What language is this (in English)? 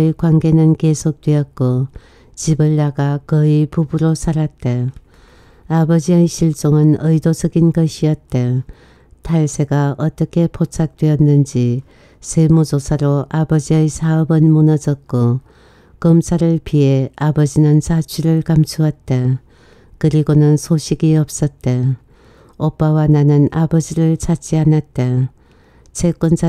Korean